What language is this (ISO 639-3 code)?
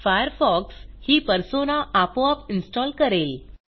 mar